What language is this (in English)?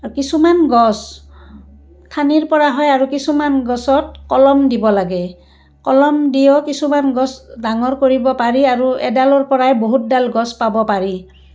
Assamese